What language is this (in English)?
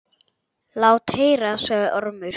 Icelandic